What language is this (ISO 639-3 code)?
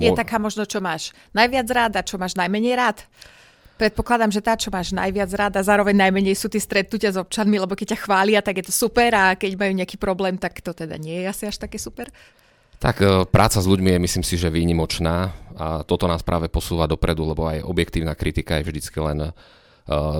slk